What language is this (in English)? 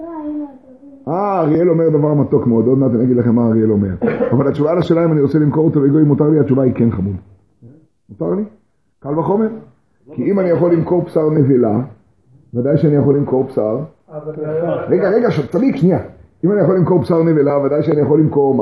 Hebrew